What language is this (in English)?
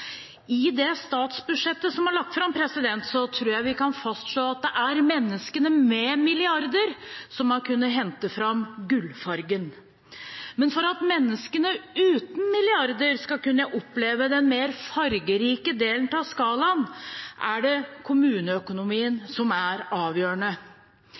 Norwegian Bokmål